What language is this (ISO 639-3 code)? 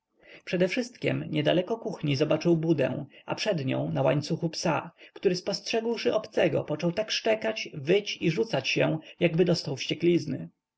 pol